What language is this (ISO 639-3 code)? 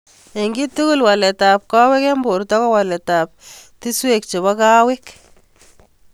kln